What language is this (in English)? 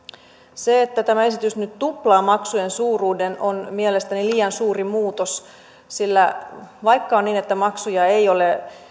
Finnish